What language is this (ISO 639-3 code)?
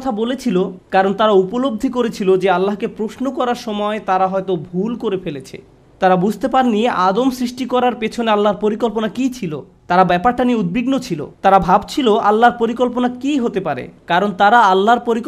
ben